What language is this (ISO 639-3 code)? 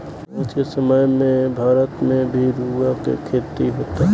bho